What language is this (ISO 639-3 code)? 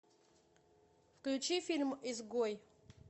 rus